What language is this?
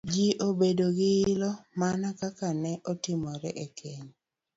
Luo (Kenya and Tanzania)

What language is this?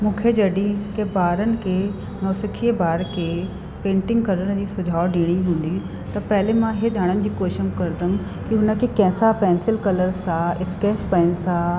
Sindhi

